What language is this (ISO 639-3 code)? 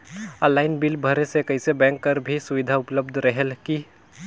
hne